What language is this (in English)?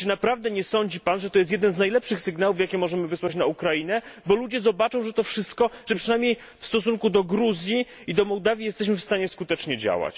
Polish